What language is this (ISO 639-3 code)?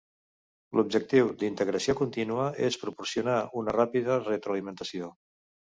cat